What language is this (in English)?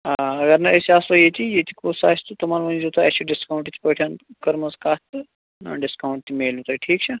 Kashmiri